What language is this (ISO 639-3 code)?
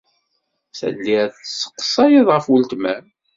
kab